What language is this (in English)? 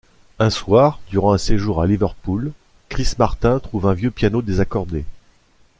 French